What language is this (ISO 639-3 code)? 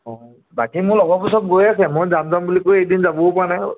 asm